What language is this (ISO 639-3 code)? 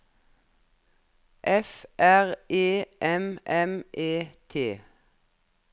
nor